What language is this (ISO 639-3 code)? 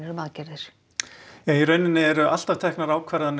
isl